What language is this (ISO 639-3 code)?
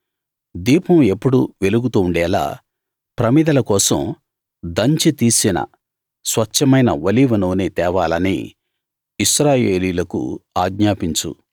tel